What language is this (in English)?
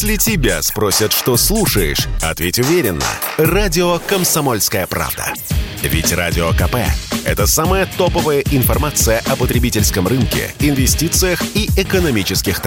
Russian